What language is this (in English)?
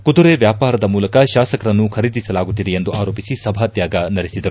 Kannada